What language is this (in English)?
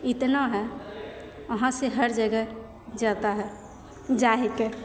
Maithili